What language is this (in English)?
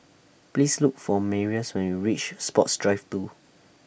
English